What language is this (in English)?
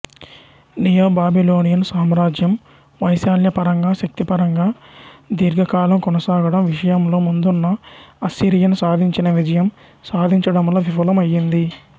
Telugu